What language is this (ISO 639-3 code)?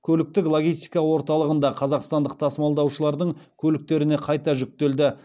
kaz